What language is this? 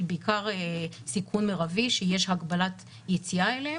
Hebrew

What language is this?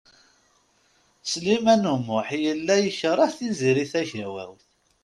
Kabyle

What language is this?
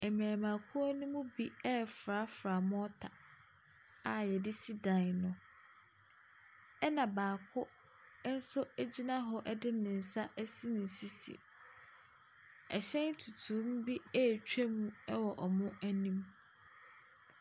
Akan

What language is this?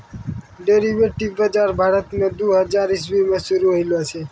Maithili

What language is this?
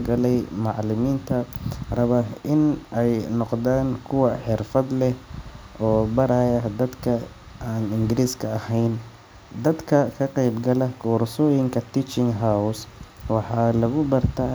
Somali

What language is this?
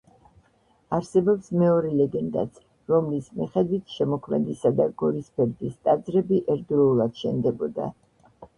Georgian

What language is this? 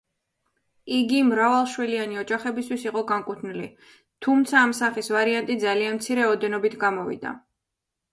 Georgian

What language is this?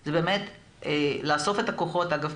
Hebrew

